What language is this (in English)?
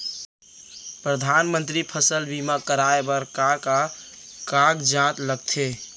Chhattisgarhi